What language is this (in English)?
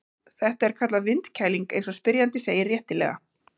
Icelandic